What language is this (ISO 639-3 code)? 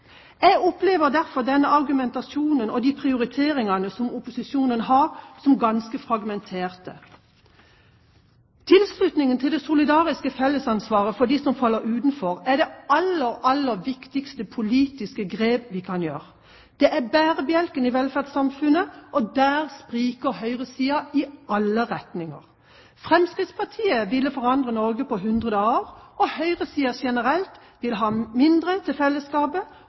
nob